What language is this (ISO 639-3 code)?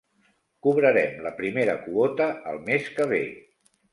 cat